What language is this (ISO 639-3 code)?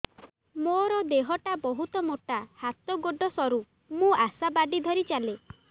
ori